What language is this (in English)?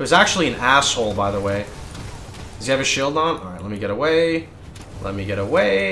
English